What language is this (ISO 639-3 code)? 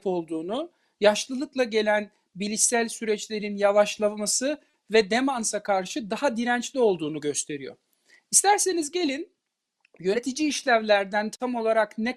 tur